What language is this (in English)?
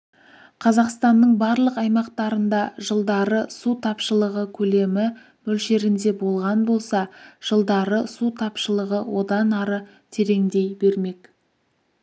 Kazakh